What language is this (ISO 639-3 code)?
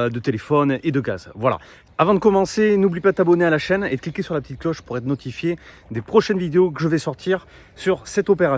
fra